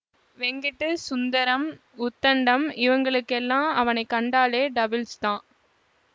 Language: Tamil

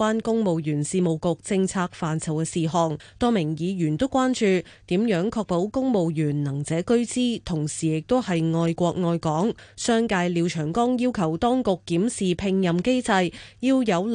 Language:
Chinese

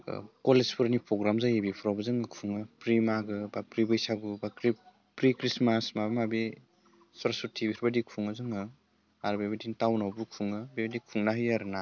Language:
Bodo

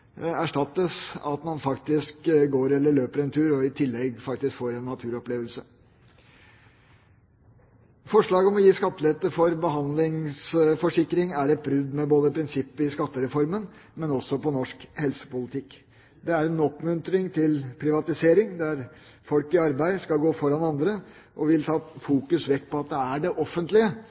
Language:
Norwegian Bokmål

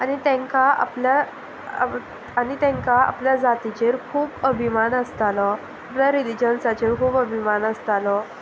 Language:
Konkani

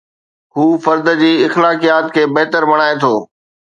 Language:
Sindhi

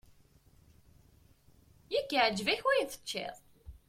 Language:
Kabyle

